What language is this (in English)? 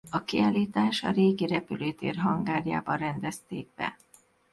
Hungarian